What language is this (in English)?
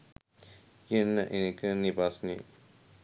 Sinhala